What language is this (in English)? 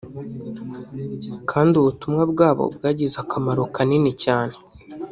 Kinyarwanda